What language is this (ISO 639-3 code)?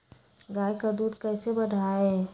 mag